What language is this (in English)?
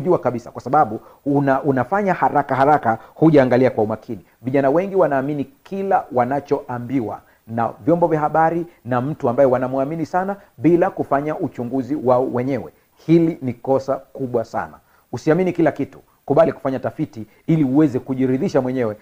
Swahili